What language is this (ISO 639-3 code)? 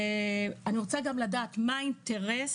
heb